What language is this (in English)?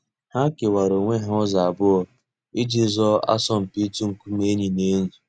Igbo